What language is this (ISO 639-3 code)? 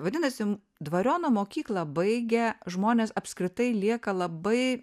lit